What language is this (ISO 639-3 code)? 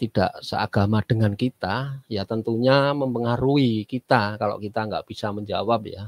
ind